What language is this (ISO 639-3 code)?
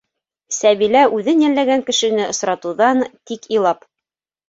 bak